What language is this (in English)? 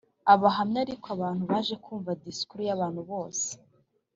Kinyarwanda